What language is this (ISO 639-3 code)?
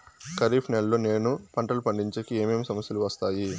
tel